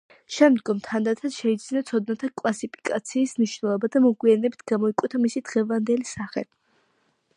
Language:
Georgian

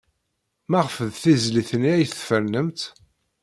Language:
Kabyle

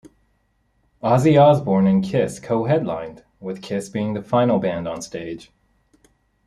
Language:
English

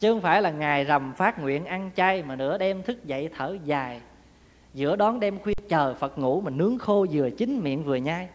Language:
Vietnamese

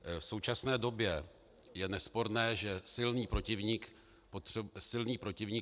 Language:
Czech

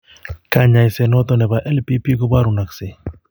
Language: Kalenjin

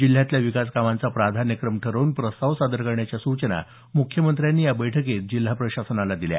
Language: Marathi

